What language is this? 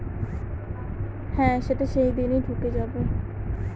Bangla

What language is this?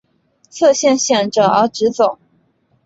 Chinese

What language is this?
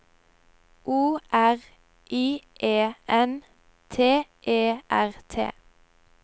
Norwegian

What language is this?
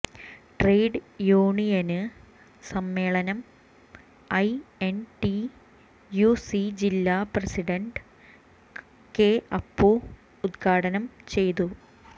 Malayalam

